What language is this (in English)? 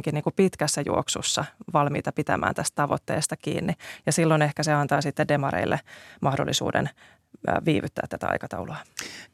Finnish